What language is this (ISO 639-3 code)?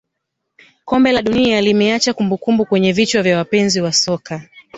swa